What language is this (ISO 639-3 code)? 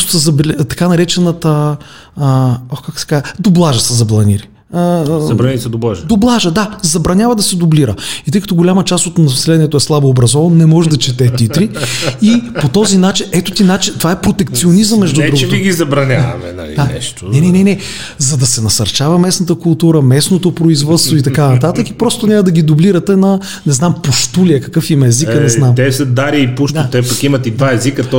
bul